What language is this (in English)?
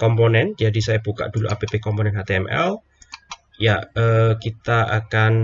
Indonesian